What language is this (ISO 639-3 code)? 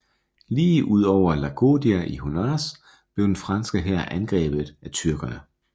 dan